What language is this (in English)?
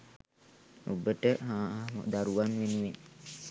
Sinhala